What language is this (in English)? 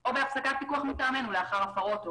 Hebrew